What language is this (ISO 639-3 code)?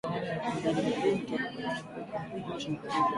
swa